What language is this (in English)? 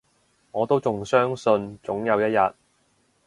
Cantonese